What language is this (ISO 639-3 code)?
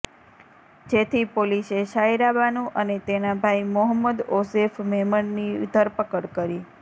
guj